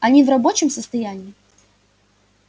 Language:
Russian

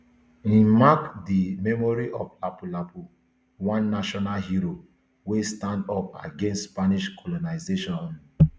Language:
Nigerian Pidgin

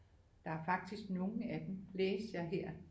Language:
Danish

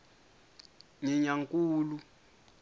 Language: Tsonga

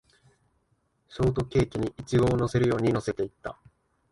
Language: Japanese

